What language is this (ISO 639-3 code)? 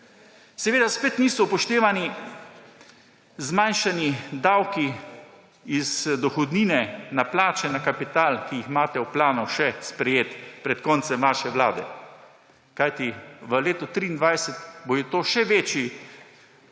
slv